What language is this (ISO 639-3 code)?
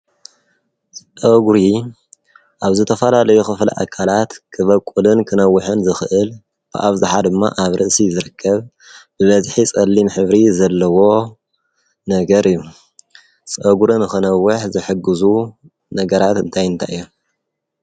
tir